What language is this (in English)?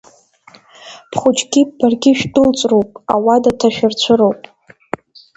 Abkhazian